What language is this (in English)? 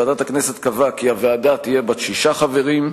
Hebrew